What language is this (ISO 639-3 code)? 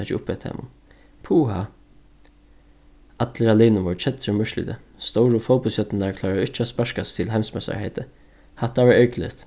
fao